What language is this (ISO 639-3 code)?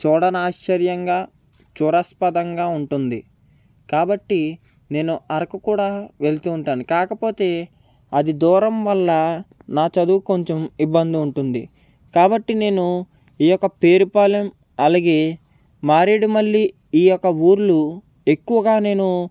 tel